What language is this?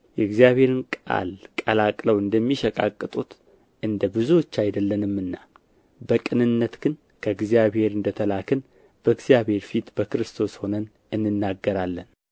Amharic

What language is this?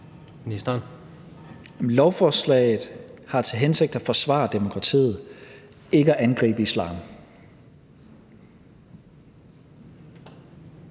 Danish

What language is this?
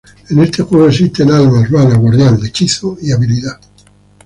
Spanish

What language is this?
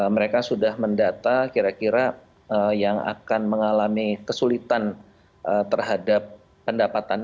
Indonesian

